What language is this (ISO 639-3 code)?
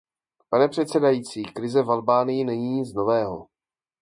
ces